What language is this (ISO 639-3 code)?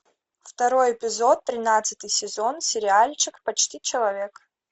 rus